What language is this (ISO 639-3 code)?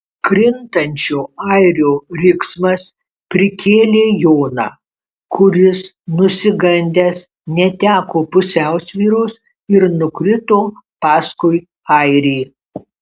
lit